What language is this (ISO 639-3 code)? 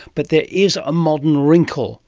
eng